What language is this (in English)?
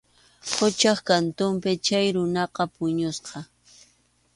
Arequipa-La Unión Quechua